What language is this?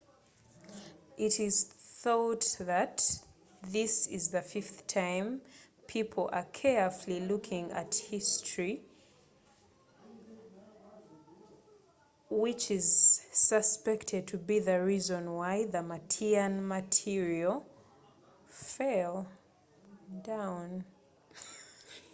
Ganda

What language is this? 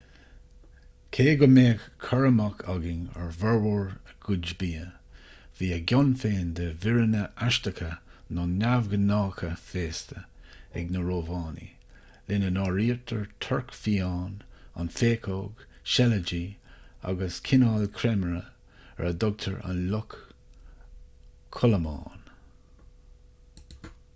Irish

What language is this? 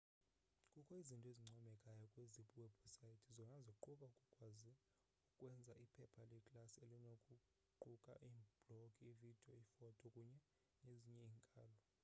Xhosa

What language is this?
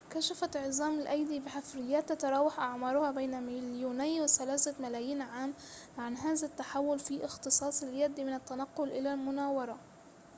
Arabic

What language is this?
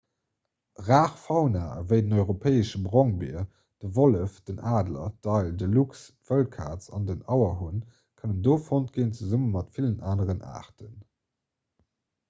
Luxembourgish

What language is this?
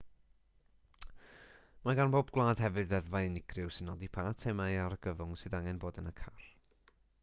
Welsh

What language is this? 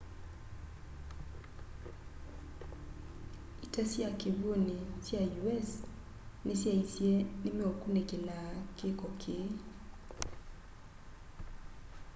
Kamba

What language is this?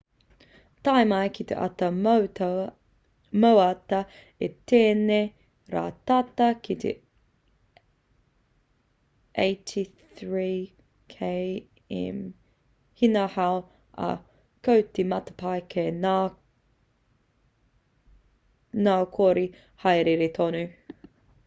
Māori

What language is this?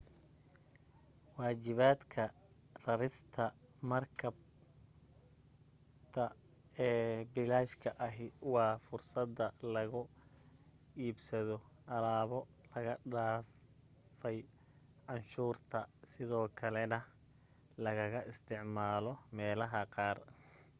Somali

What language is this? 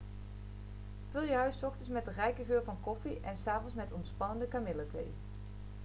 Dutch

